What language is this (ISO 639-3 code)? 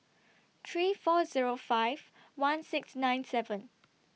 eng